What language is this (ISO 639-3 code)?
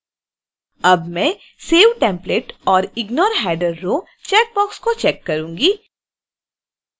hin